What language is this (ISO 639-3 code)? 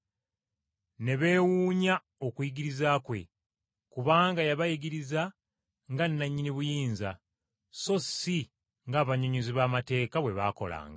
lug